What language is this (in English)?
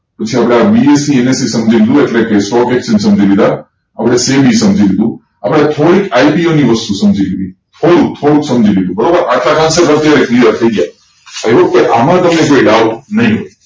Gujarati